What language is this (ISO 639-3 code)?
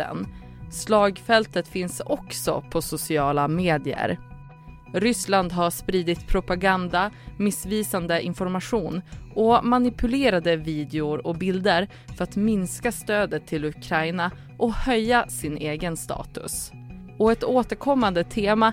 swe